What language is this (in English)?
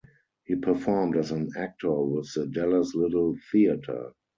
English